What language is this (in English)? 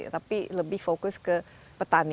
Indonesian